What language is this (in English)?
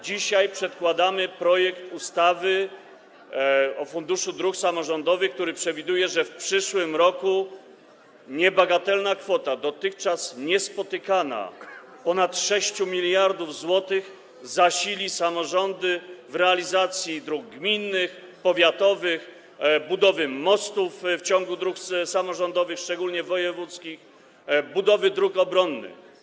Polish